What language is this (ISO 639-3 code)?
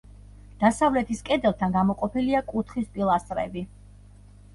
kat